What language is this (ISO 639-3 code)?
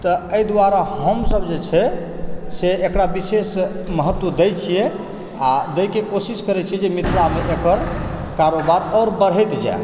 mai